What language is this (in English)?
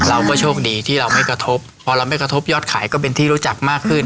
Thai